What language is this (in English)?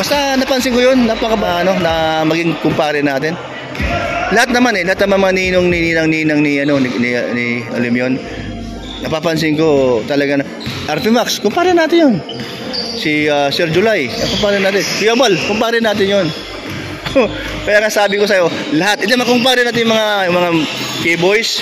Filipino